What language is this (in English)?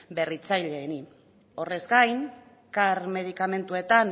Basque